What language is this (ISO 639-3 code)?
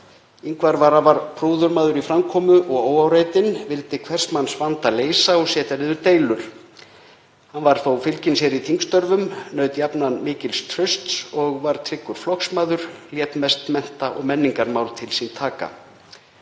isl